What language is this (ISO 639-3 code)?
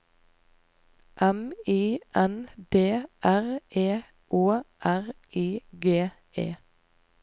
nor